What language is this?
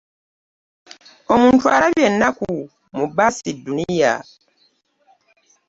Ganda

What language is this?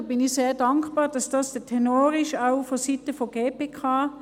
Swiss German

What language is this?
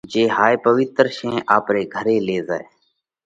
Parkari Koli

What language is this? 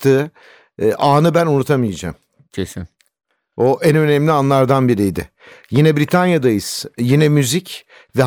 Turkish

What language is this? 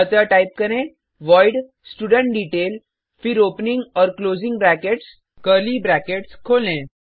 Hindi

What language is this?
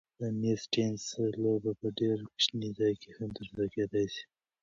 Pashto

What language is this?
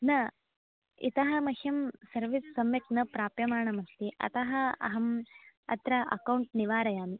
Sanskrit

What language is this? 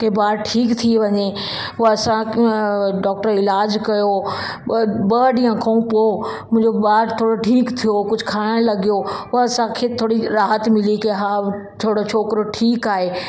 Sindhi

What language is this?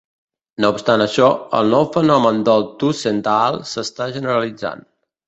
Catalan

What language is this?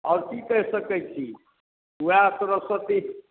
Maithili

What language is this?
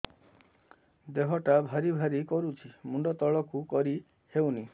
Odia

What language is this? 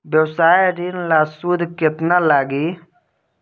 Bhojpuri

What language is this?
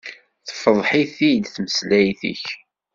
Kabyle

